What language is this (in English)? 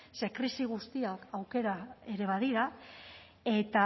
Basque